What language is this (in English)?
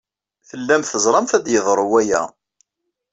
Kabyle